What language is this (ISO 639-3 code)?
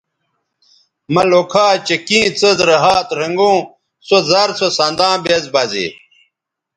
btv